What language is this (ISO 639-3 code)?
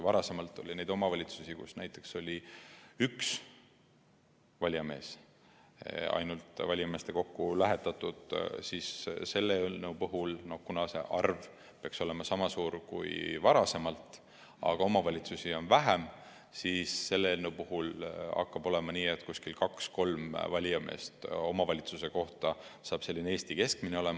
est